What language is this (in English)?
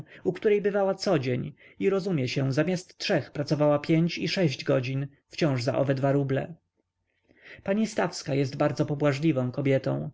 Polish